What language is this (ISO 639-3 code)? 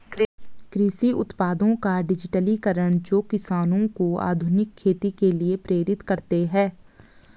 hin